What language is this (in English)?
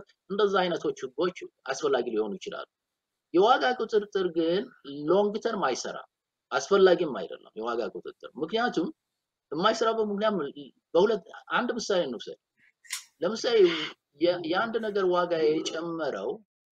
Arabic